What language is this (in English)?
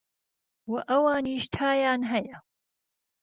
Central Kurdish